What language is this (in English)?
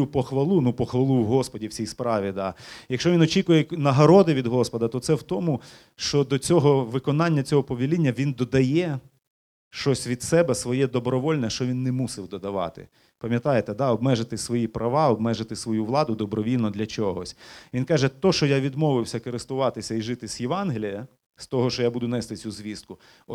Ukrainian